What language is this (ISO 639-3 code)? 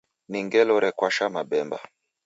dav